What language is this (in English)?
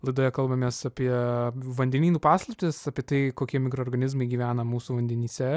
Lithuanian